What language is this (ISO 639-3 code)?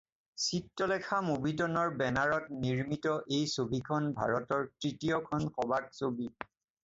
asm